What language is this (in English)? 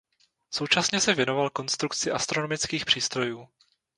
Czech